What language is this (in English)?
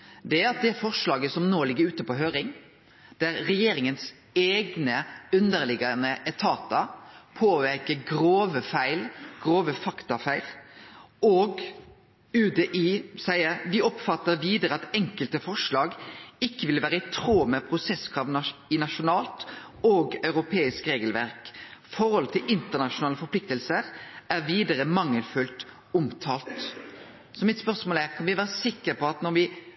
Norwegian Nynorsk